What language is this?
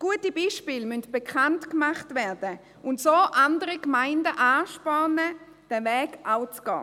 Swiss German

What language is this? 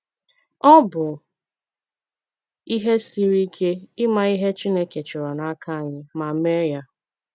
Igbo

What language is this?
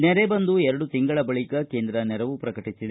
Kannada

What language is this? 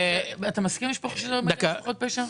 Hebrew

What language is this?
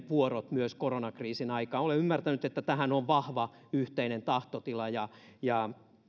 Finnish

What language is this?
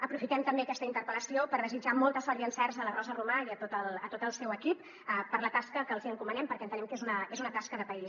Catalan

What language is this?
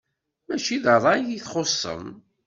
Kabyle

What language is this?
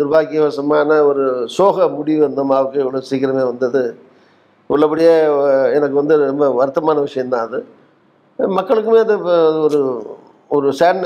Tamil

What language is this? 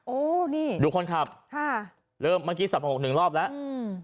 Thai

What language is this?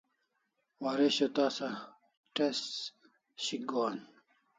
Kalasha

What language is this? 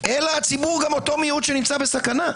Hebrew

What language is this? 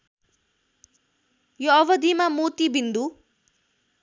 Nepali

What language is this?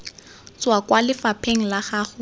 Tswana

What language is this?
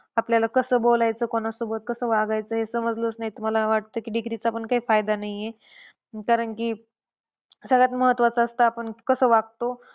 Marathi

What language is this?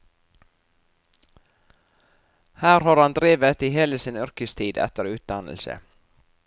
Norwegian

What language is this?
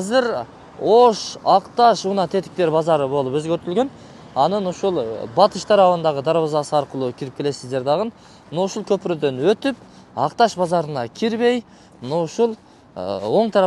Turkish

